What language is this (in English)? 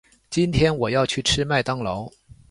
Chinese